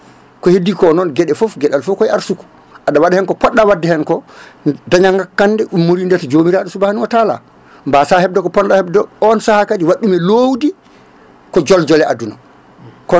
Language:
Fula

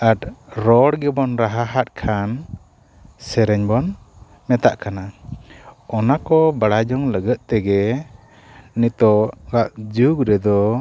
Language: Santali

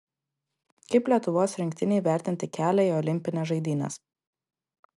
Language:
Lithuanian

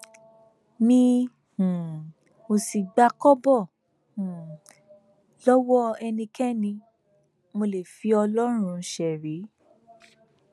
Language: Yoruba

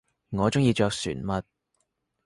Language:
Cantonese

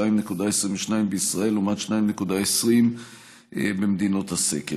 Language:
Hebrew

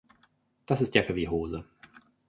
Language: German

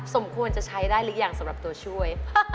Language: Thai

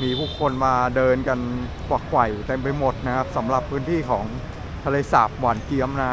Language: Thai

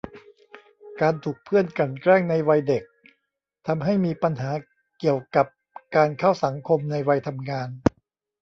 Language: Thai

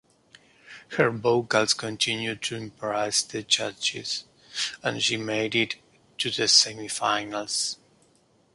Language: English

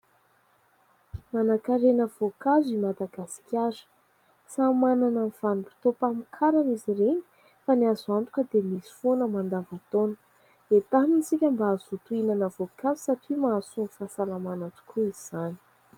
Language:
Malagasy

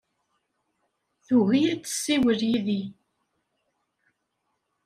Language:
Kabyle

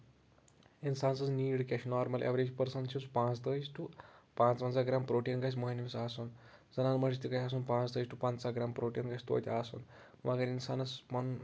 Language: Kashmiri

